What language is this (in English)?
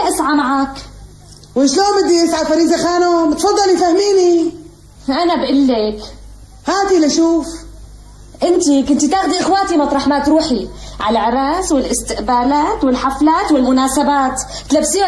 Arabic